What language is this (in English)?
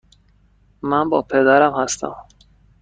Persian